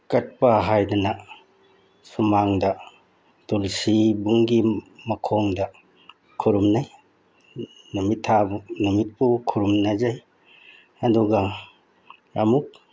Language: Manipuri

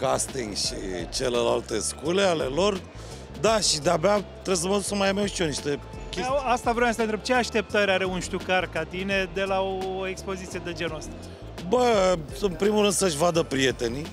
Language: Romanian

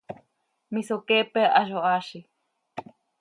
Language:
Seri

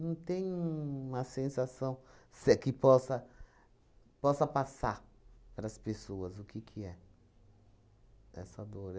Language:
Portuguese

